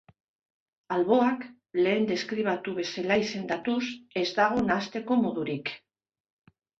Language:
Basque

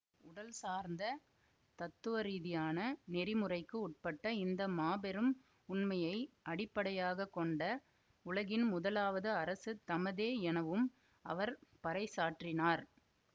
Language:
Tamil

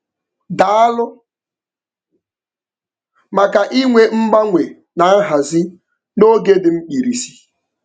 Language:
Igbo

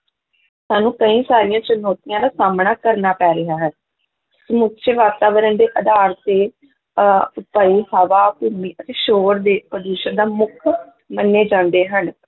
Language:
Punjabi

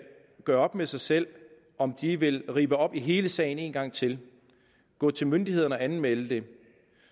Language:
Danish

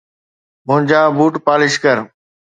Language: Sindhi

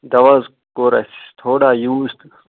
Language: Kashmiri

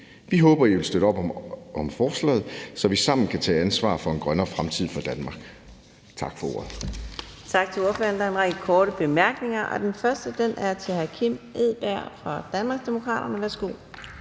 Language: Danish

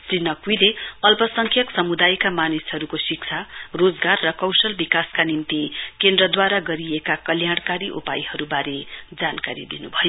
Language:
Nepali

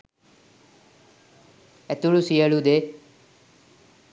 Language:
Sinhala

